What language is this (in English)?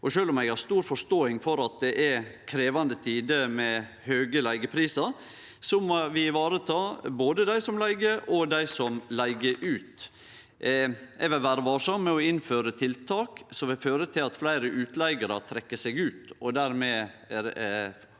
Norwegian